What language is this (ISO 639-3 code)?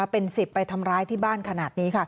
tha